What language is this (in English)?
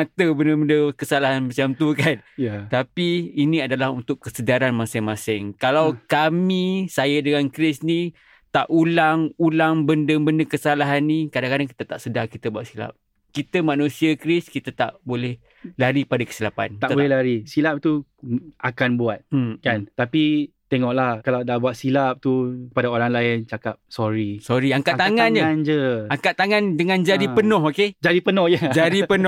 Malay